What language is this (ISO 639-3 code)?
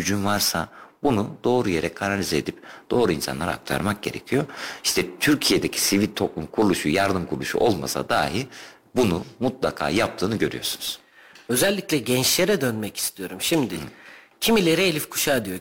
tur